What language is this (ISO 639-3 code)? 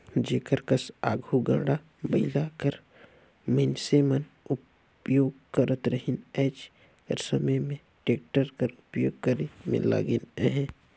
hne